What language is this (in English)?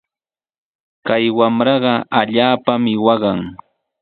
Sihuas Ancash Quechua